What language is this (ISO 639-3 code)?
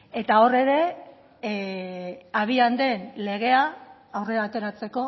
eus